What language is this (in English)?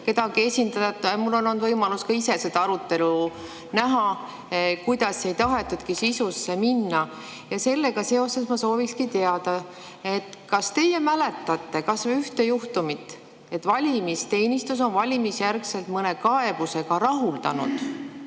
Estonian